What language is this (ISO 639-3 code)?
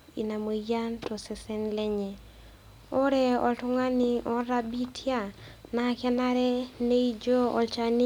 mas